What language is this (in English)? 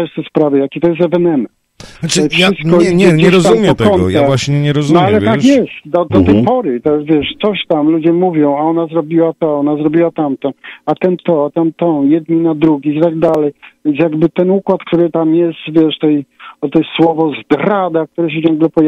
Polish